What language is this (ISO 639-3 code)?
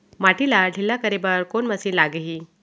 hne